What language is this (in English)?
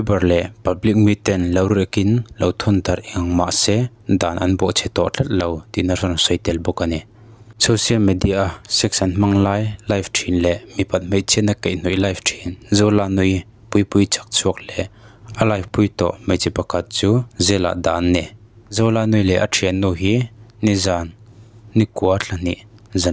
Norwegian